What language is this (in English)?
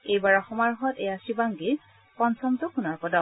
Assamese